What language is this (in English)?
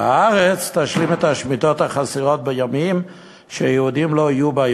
Hebrew